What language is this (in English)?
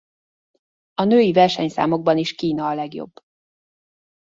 Hungarian